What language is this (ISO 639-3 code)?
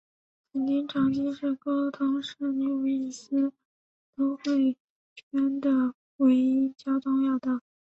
zho